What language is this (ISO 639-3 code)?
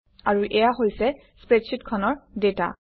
asm